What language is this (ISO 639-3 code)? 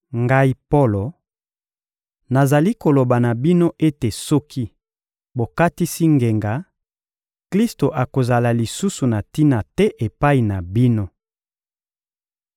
lin